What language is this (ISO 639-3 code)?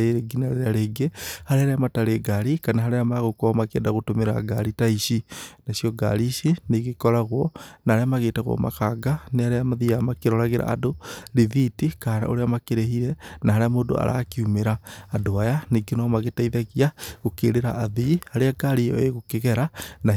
kik